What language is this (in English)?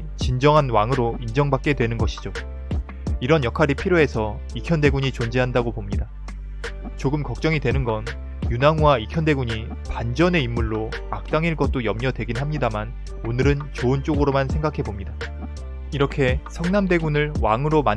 Korean